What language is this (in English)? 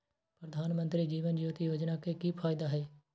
Magahi